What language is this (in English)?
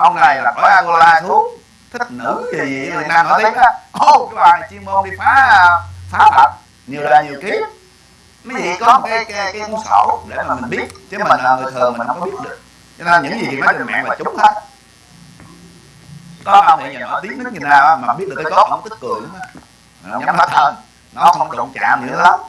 Vietnamese